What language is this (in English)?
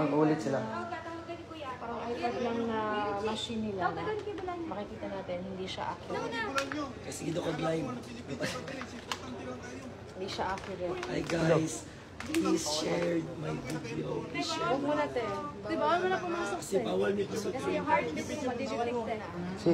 Filipino